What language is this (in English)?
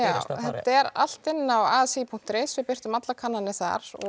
Icelandic